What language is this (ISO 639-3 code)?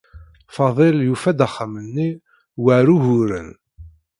kab